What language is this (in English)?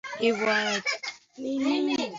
Swahili